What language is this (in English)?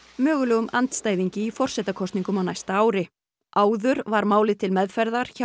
Icelandic